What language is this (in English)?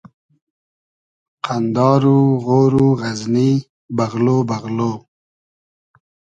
Hazaragi